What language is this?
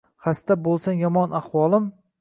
Uzbek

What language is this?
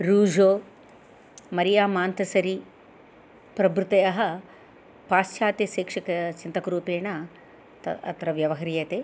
Sanskrit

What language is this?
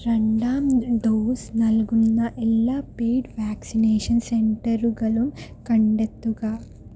Malayalam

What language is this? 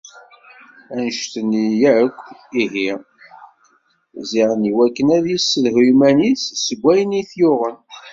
Kabyle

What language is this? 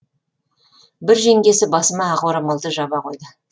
Kazakh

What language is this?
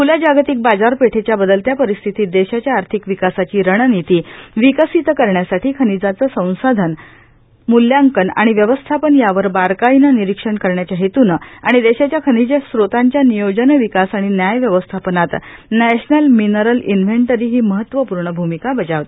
Marathi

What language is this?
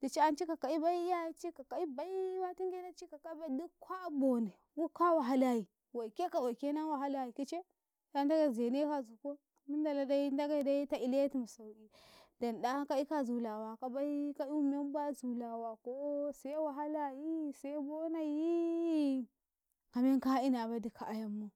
Karekare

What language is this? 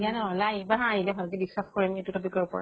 Assamese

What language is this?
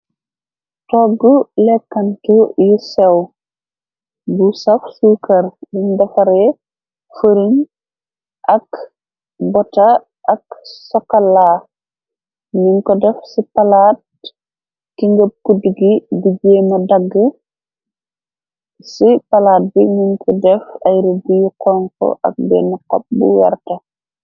Wolof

